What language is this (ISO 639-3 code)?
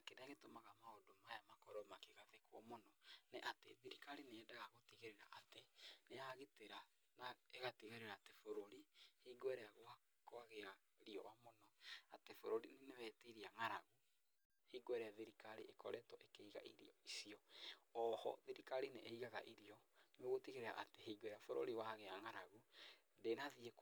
kik